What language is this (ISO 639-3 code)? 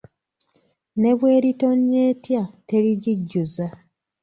lug